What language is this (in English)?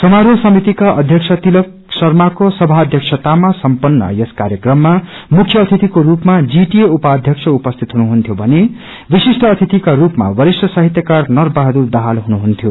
Nepali